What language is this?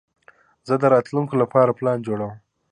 Pashto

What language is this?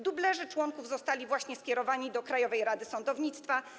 Polish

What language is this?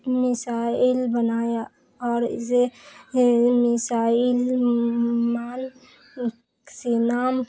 Urdu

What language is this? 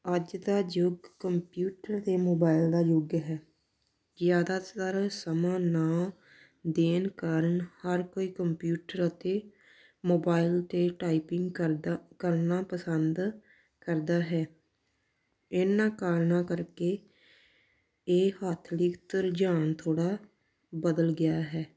Punjabi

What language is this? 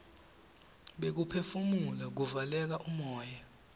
Swati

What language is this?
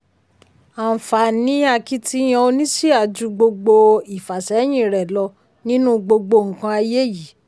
Yoruba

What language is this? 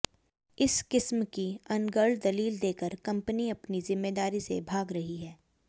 Hindi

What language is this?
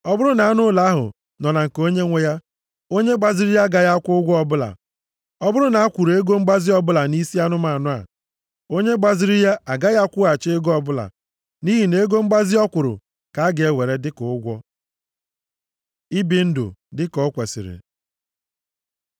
Igbo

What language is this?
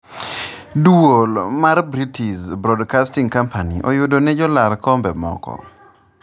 Luo (Kenya and Tanzania)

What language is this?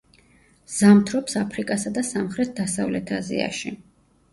Georgian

